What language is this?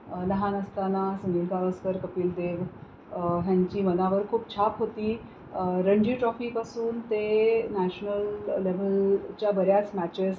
Marathi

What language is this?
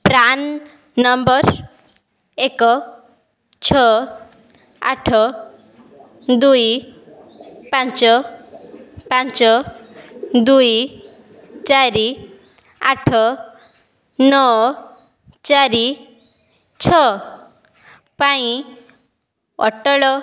Odia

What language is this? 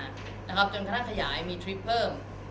Thai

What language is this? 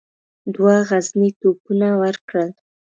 Pashto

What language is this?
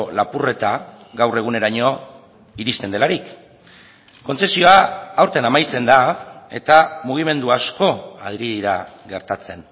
Basque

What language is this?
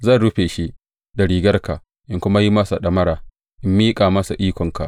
Hausa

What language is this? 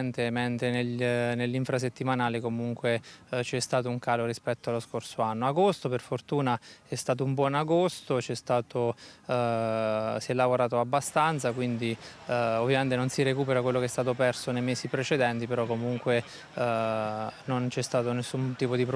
Italian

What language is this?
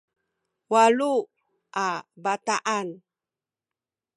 Sakizaya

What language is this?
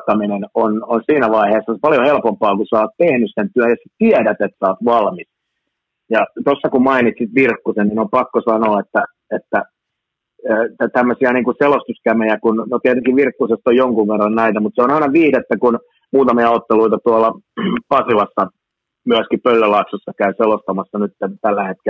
Finnish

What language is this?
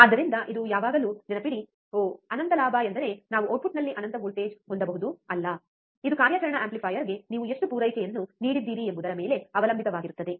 Kannada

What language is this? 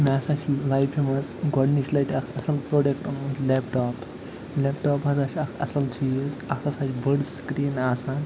Kashmiri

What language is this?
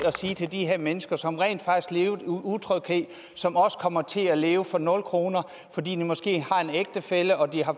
Danish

